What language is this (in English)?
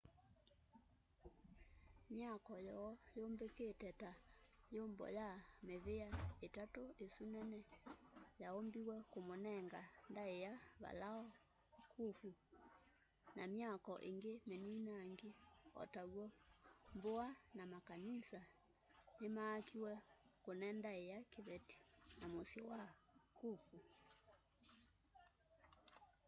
Kamba